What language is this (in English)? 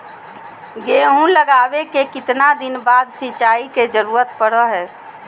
Magahi